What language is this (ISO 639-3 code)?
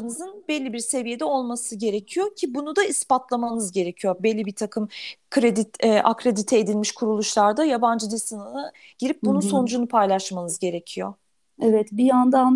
tur